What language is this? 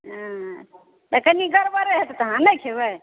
Maithili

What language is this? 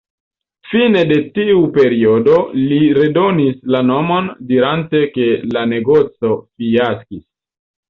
Esperanto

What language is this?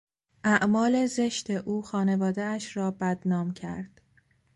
Persian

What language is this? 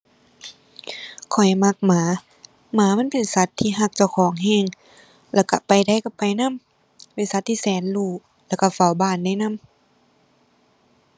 Thai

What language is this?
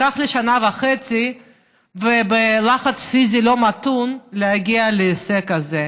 Hebrew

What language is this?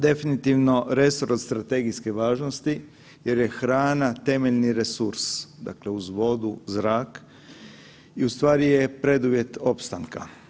Croatian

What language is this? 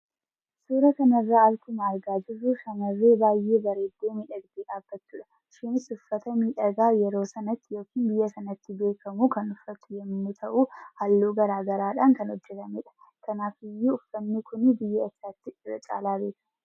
Oromo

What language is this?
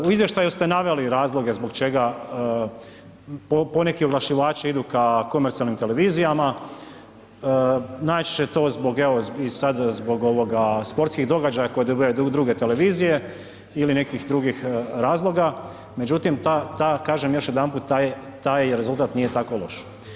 Croatian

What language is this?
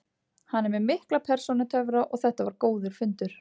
Icelandic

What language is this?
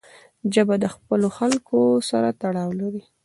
Pashto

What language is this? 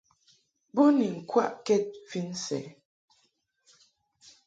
Mungaka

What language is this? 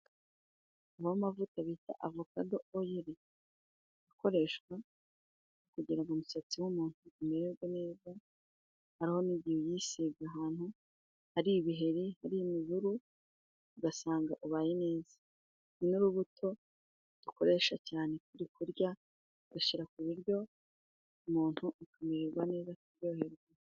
Kinyarwanda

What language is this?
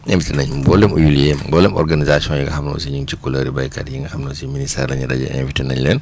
Wolof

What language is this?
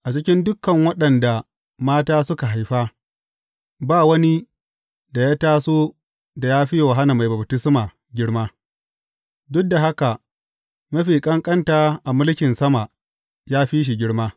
Hausa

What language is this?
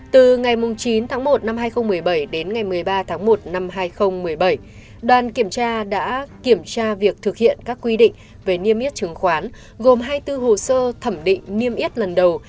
Vietnamese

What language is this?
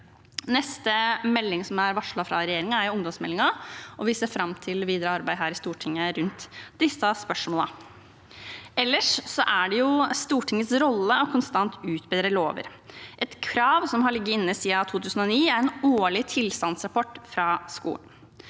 Norwegian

